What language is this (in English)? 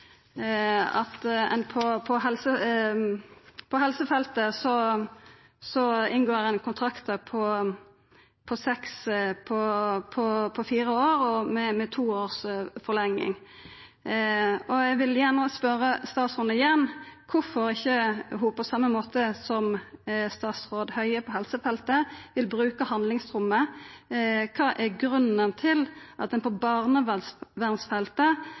Norwegian Nynorsk